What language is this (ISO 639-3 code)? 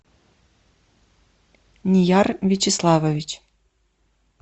rus